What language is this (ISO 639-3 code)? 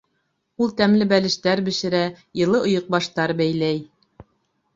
bak